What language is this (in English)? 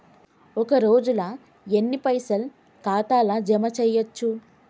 Telugu